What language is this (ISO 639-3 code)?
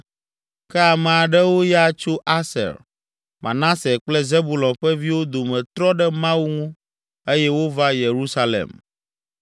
ewe